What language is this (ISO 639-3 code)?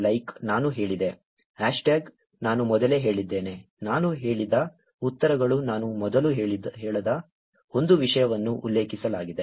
kan